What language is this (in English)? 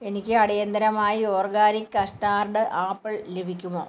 Malayalam